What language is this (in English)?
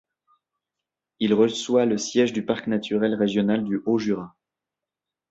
French